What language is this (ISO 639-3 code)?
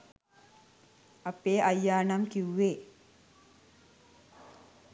sin